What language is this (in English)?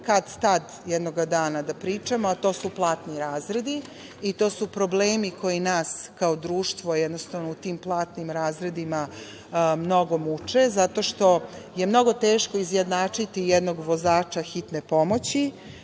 Serbian